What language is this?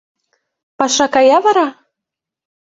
Mari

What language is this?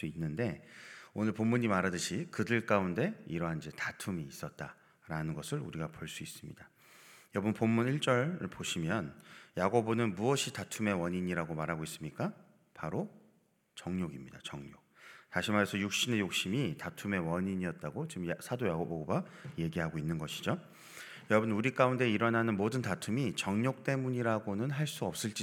Korean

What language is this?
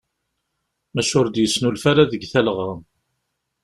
Kabyle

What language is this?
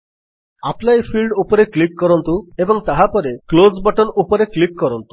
Odia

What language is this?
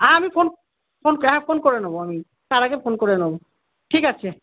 Bangla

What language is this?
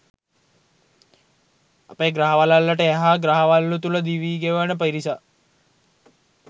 Sinhala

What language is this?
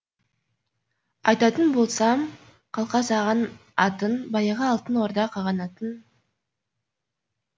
Kazakh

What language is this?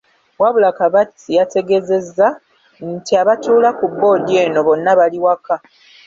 Ganda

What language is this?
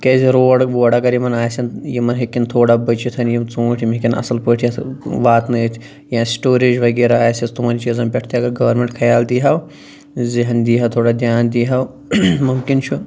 Kashmiri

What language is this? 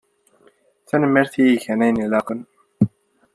Kabyle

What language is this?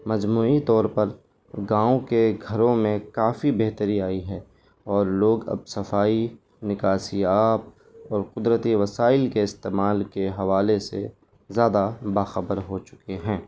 Urdu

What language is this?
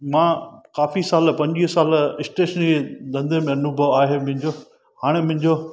Sindhi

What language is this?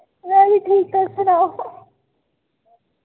Dogri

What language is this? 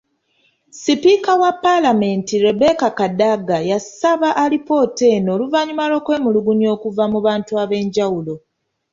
Ganda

